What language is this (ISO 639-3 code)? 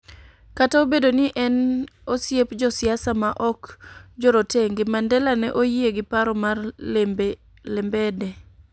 luo